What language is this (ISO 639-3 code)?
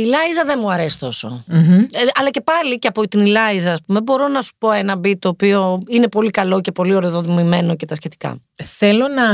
ell